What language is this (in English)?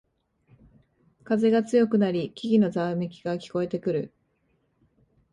Japanese